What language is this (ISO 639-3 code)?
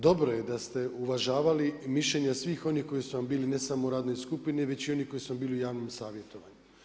hrv